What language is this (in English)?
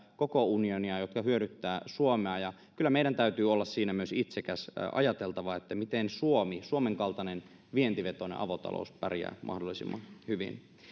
Finnish